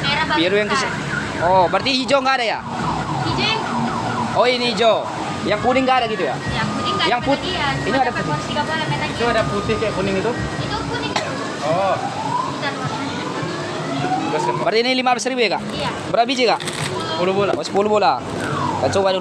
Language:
Indonesian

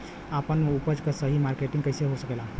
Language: Bhojpuri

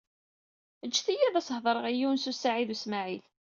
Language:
Kabyle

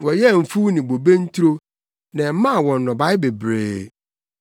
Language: Akan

